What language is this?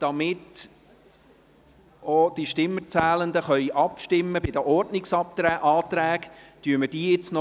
Swiss German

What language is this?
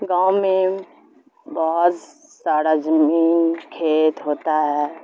Urdu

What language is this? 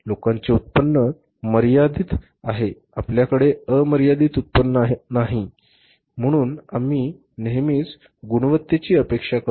Marathi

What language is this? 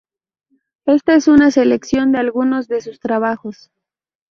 Spanish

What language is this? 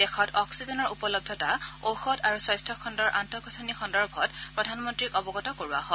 Assamese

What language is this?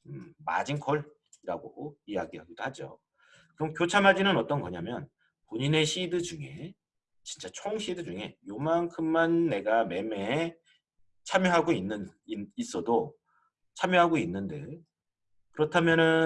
Korean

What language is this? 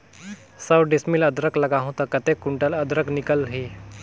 Chhattisgarhi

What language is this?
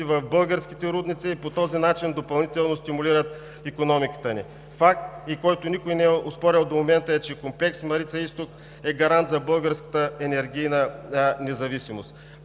Bulgarian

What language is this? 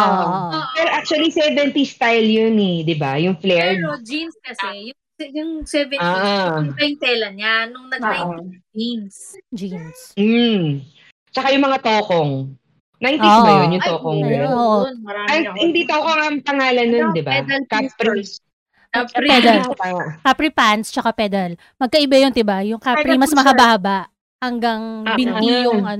Filipino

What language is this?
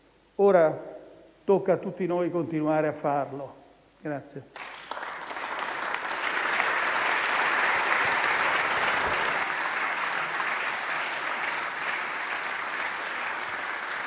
Italian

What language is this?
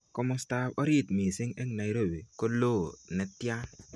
Kalenjin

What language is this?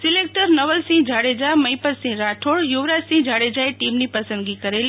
Gujarati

